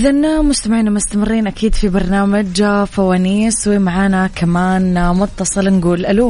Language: Arabic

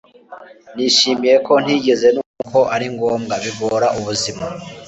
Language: Kinyarwanda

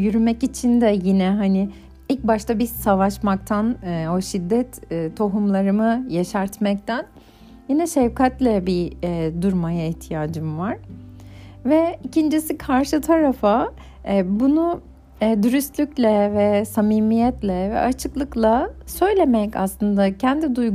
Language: Turkish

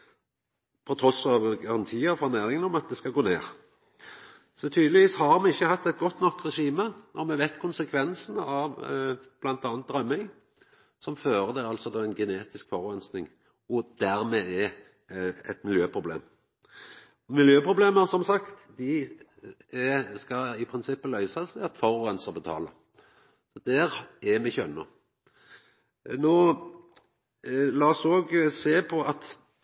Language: Norwegian Nynorsk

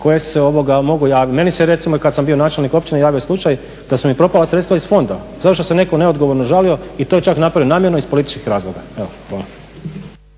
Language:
Croatian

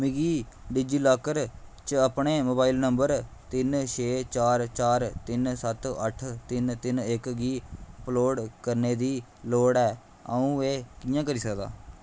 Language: Dogri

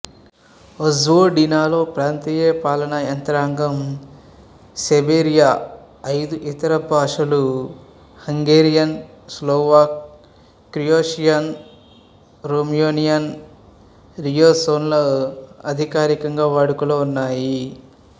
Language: Telugu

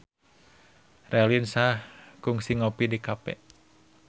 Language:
Sundanese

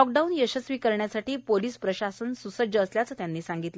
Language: Marathi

